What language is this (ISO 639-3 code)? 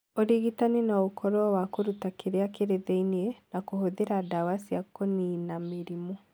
kik